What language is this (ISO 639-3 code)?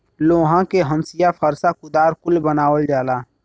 bho